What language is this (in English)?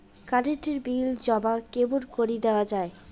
Bangla